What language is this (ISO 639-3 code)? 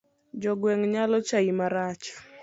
luo